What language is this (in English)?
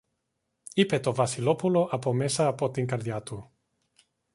Greek